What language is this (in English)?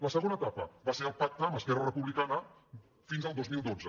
Catalan